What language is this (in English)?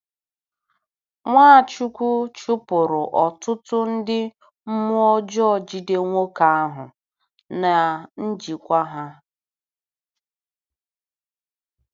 Igbo